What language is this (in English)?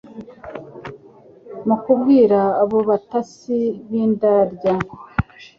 Kinyarwanda